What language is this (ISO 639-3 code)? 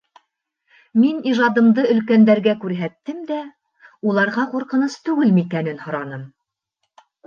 bak